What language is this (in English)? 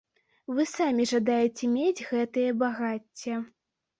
Belarusian